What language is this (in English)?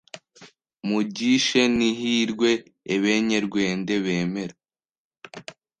Kinyarwanda